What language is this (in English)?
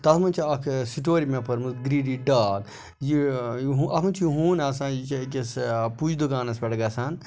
Kashmiri